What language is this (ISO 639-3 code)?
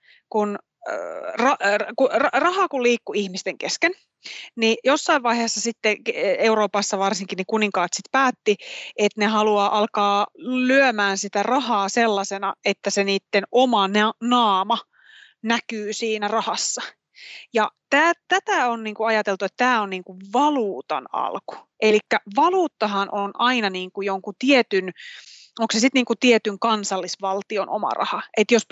fin